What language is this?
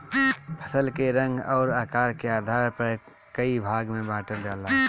Bhojpuri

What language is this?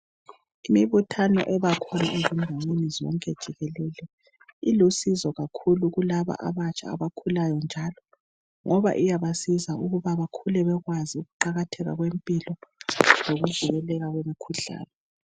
North Ndebele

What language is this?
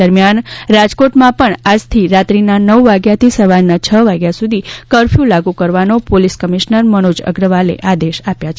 Gujarati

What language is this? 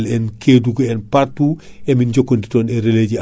Fula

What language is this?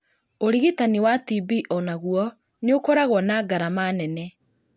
Kikuyu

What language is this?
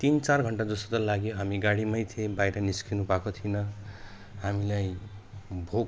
Nepali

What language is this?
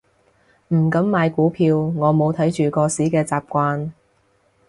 Cantonese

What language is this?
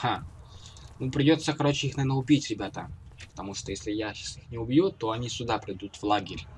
Russian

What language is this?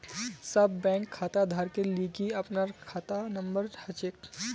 Magahi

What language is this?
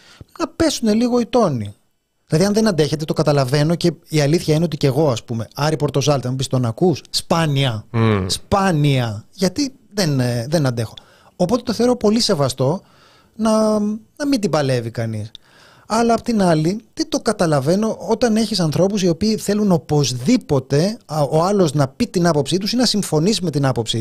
Greek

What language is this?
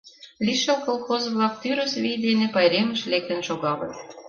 Mari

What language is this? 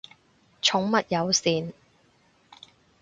Cantonese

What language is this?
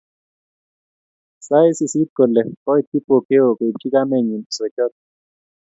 Kalenjin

